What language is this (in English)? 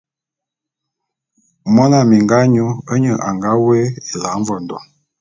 Bulu